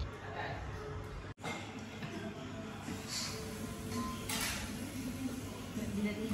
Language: Malay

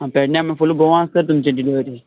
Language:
Konkani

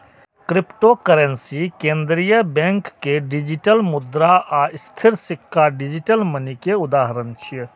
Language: Maithili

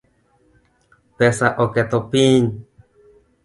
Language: Luo (Kenya and Tanzania)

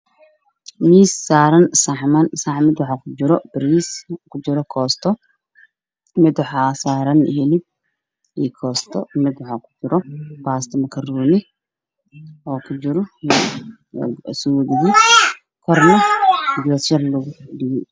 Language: Somali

